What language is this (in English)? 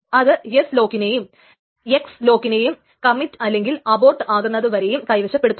Malayalam